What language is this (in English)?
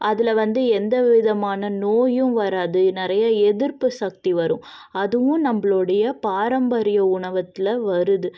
Tamil